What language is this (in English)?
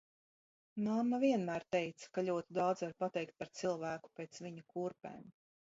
Latvian